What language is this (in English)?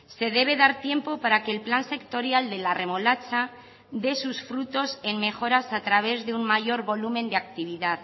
Spanish